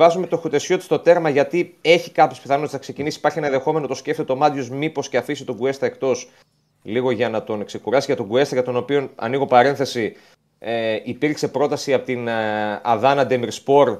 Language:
Greek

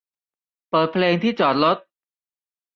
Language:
Thai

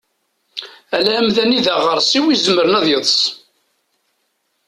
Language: Kabyle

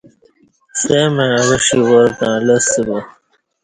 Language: Kati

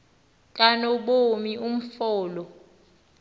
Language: Xhosa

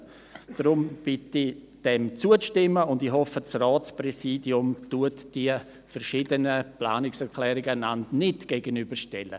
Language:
Swiss German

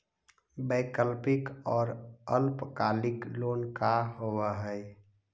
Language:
Magahi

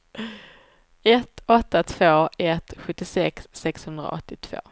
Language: Swedish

